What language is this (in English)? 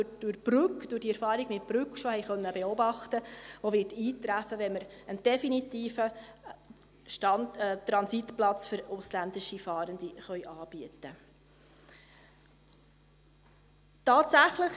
Swiss German